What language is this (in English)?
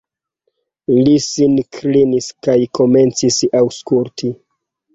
Esperanto